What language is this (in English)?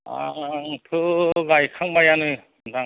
Bodo